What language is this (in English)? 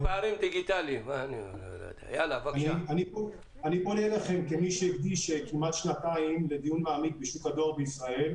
Hebrew